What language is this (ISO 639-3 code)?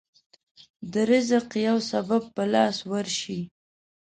pus